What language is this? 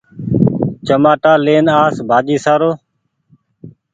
Goaria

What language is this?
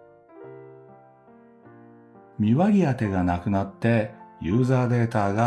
Japanese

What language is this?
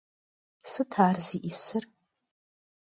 Kabardian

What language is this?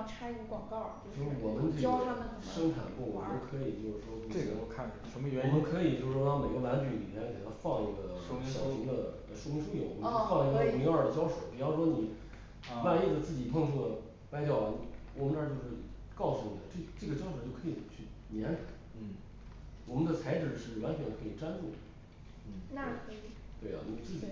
Chinese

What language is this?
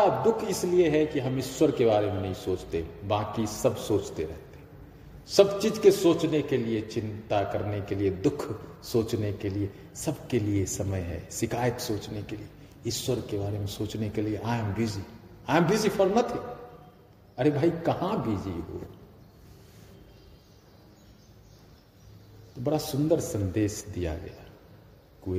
Hindi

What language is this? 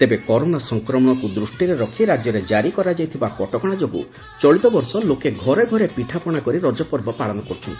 Odia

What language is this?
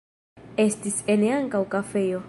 Esperanto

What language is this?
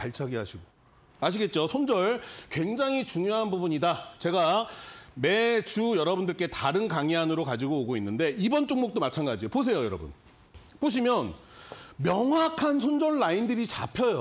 Korean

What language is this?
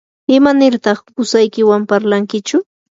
Yanahuanca Pasco Quechua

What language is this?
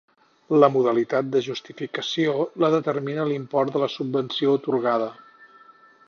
Catalan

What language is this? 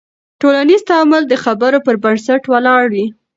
Pashto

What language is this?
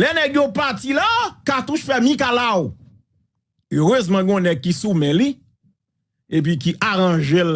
French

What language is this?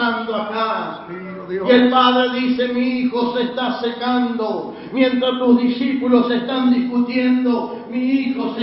Spanish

